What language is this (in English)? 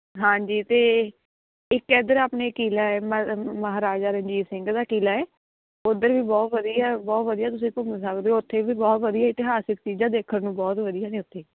Punjabi